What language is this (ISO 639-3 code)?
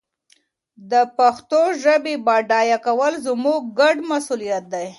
pus